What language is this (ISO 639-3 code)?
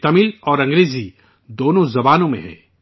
urd